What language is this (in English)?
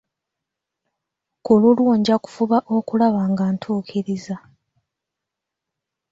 Ganda